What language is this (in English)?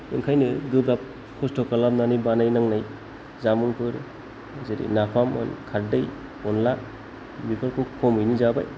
Bodo